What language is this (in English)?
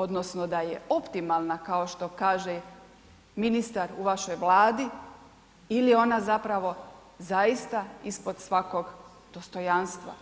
Croatian